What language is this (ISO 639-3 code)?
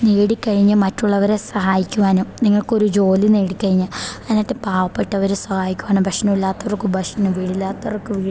mal